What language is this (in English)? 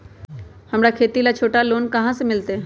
Magahi